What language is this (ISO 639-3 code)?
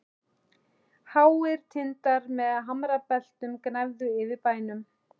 isl